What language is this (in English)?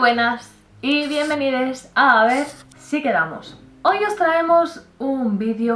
Spanish